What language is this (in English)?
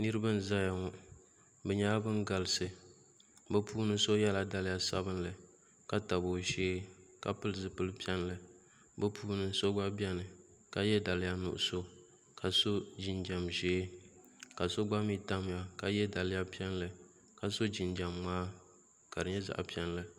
Dagbani